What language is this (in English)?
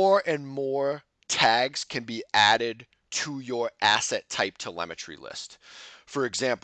English